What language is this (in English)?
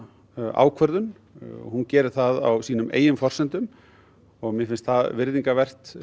Icelandic